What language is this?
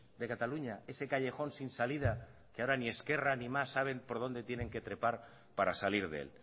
Spanish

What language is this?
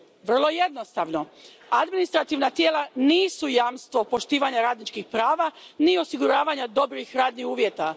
Croatian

